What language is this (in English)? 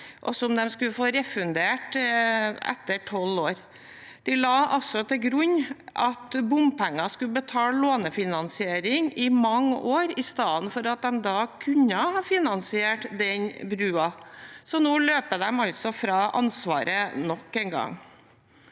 Norwegian